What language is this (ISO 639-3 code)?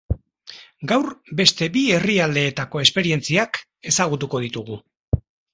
eus